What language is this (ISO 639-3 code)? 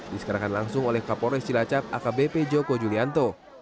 ind